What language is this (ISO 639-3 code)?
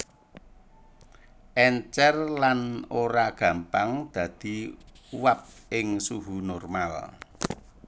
jav